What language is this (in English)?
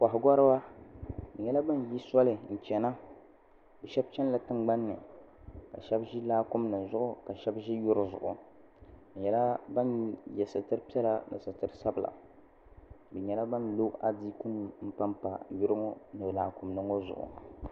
Dagbani